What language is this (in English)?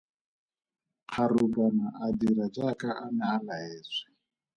Tswana